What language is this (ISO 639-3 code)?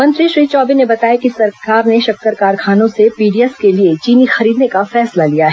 hin